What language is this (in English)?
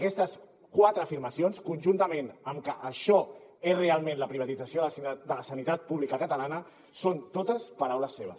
Catalan